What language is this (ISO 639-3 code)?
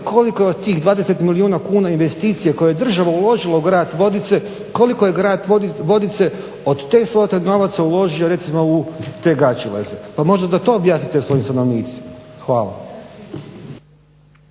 hrv